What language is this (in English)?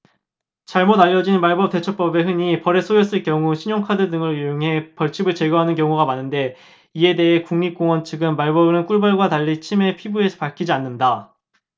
Korean